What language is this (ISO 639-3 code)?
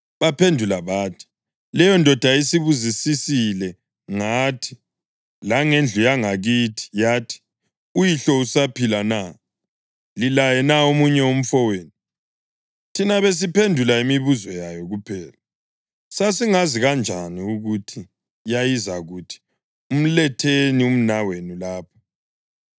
nde